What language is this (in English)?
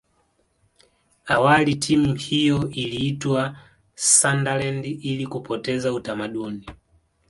Swahili